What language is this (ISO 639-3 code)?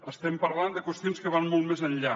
cat